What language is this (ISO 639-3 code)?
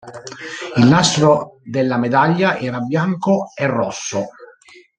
ita